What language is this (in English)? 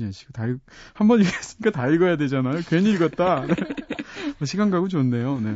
Korean